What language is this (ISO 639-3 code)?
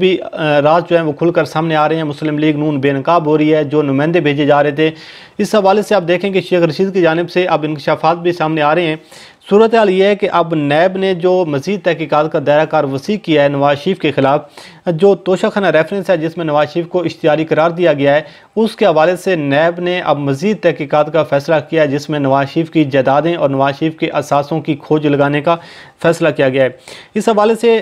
hin